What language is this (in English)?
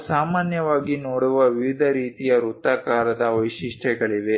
Kannada